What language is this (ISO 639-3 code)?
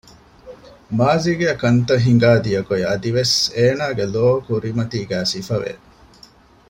div